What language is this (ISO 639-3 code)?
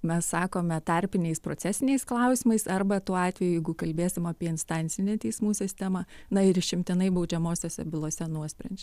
lit